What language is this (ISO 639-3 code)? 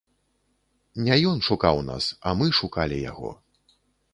bel